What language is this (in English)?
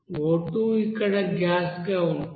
Telugu